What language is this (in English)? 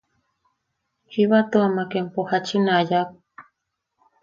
Yaqui